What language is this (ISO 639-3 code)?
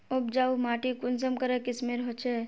mag